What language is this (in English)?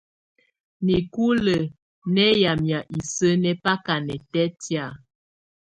Tunen